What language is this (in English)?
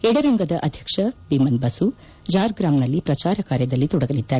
Kannada